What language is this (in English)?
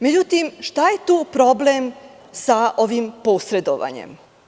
Serbian